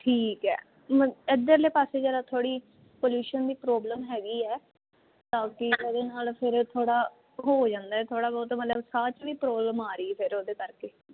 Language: Punjabi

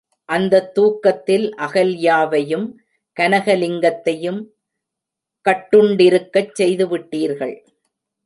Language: Tamil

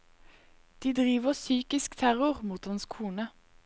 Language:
Norwegian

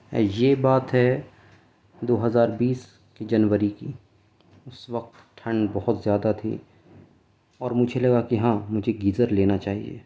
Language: Urdu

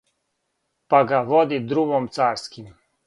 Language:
Serbian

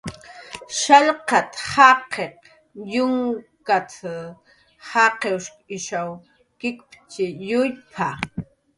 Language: Jaqaru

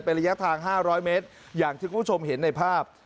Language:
Thai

